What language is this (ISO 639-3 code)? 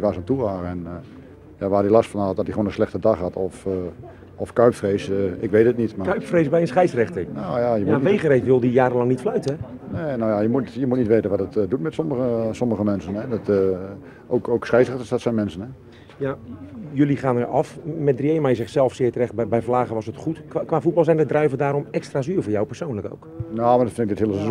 nld